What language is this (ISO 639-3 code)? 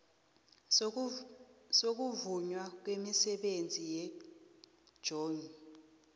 nbl